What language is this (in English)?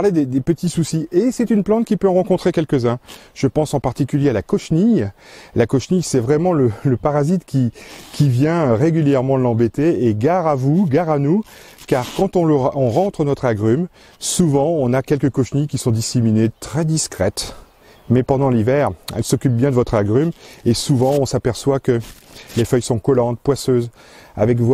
French